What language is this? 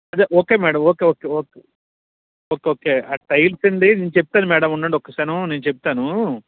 Telugu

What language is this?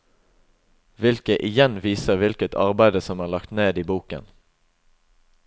Norwegian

